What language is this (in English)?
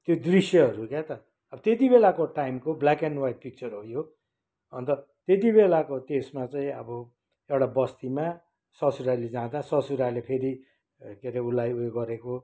Nepali